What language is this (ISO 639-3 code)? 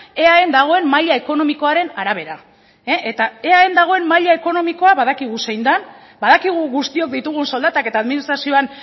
eus